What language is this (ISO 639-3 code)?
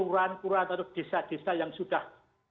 ind